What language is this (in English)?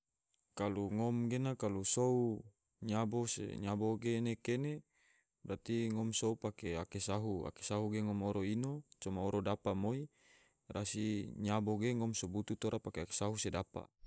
Tidore